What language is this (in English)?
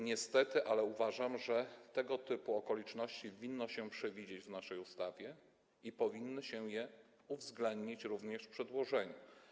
Polish